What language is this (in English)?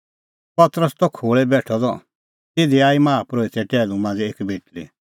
Kullu Pahari